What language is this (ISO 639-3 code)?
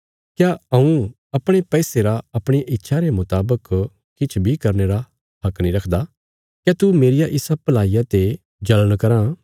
kfs